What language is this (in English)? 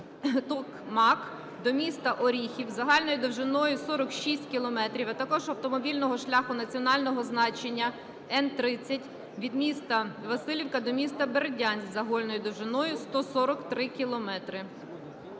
Ukrainian